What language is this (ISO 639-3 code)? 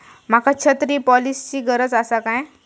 mar